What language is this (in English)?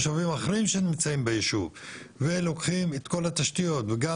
Hebrew